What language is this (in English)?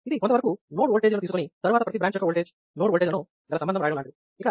Telugu